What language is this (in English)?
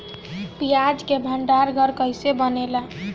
Bhojpuri